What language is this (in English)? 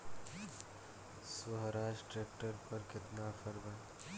Bhojpuri